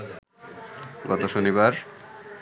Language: Bangla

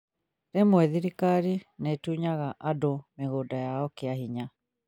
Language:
Kikuyu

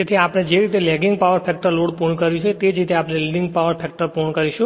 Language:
Gujarati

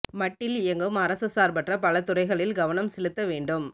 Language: Tamil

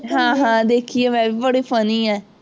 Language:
Punjabi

